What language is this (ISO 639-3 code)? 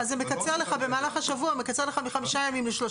heb